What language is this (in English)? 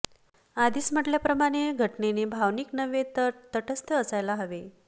Marathi